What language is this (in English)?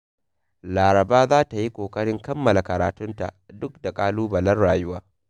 Hausa